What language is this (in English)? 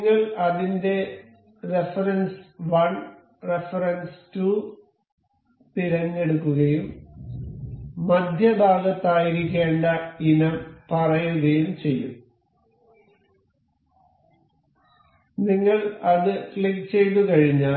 Malayalam